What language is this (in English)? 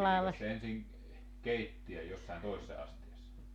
Finnish